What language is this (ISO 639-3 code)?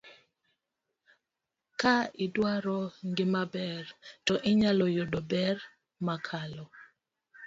luo